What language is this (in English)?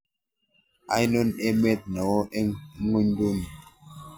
Kalenjin